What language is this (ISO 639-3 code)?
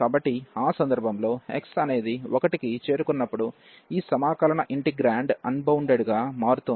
tel